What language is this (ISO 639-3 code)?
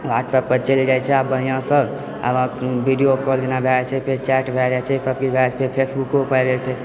mai